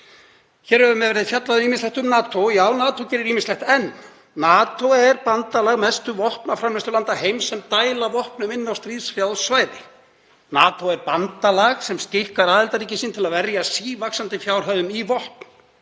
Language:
Icelandic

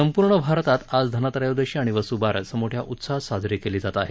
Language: Marathi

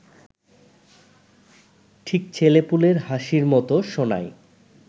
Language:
Bangla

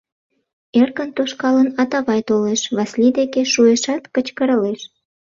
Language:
Mari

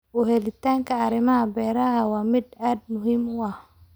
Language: Somali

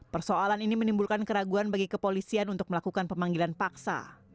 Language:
Indonesian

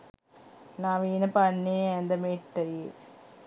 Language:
Sinhala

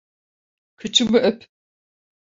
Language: Turkish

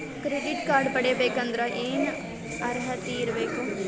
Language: Kannada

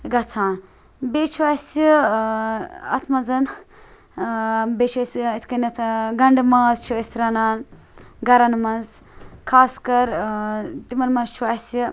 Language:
Kashmiri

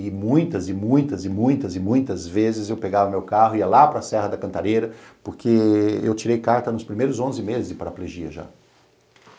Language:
Portuguese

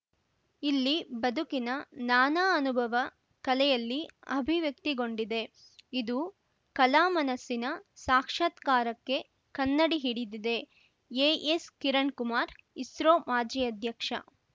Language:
Kannada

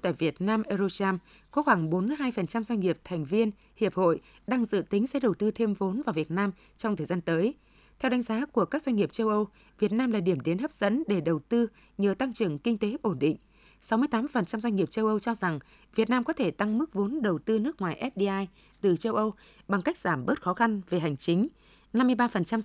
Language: Vietnamese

